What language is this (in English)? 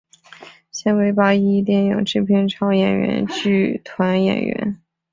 Chinese